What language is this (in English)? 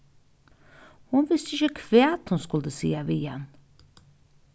Faroese